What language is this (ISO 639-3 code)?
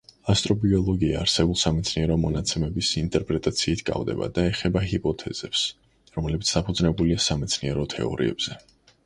kat